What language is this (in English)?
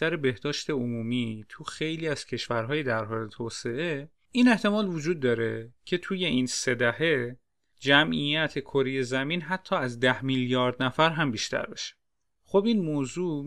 Persian